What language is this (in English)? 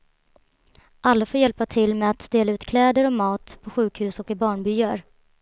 Swedish